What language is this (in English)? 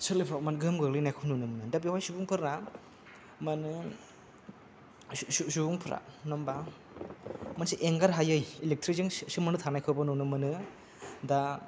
Bodo